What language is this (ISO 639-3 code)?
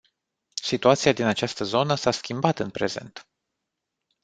ron